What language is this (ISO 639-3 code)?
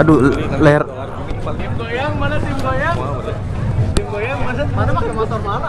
ind